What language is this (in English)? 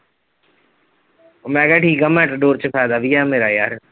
Punjabi